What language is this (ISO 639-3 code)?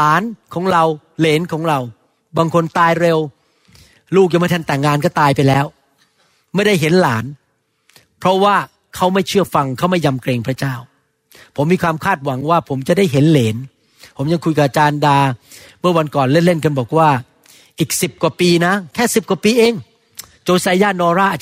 tha